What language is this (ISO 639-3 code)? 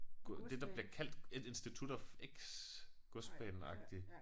dan